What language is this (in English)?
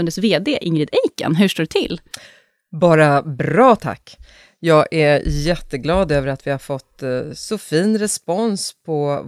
Swedish